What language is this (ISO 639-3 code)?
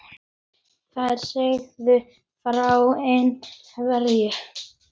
isl